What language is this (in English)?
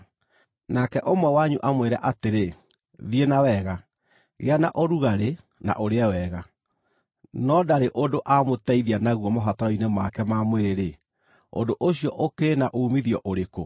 Kikuyu